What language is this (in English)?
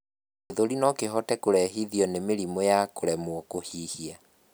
Kikuyu